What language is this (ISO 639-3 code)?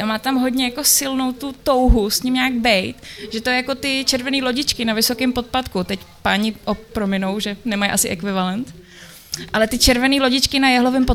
ces